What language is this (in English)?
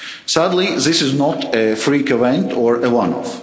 English